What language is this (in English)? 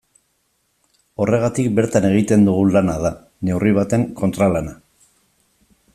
Basque